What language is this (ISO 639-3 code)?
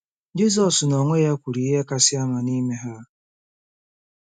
ibo